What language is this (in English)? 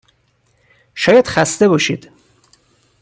Persian